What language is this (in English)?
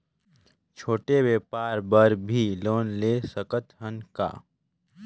Chhattisgarhi